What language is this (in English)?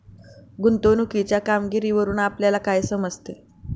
Marathi